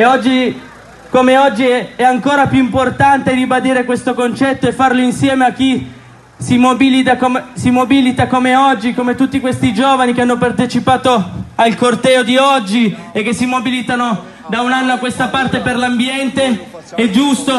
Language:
Italian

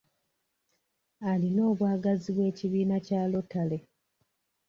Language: Ganda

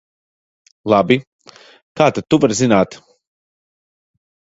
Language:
Latvian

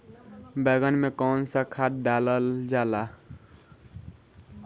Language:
Bhojpuri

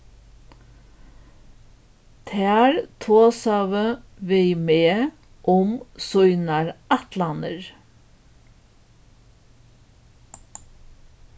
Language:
Faroese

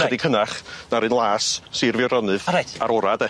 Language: Welsh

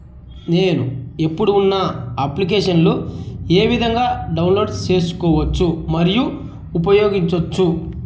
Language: Telugu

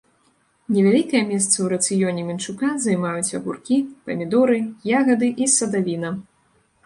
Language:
Belarusian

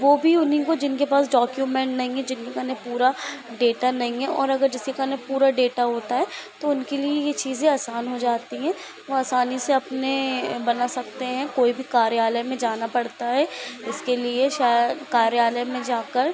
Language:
Hindi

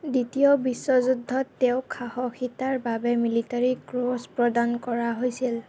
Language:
Assamese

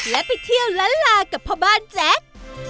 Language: Thai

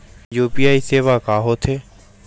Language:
Chhattisgarhi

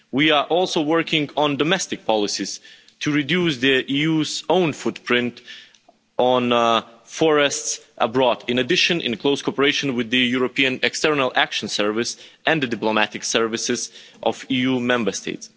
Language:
English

